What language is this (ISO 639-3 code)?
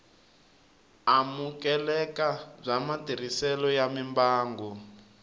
tso